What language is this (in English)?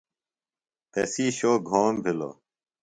Phalura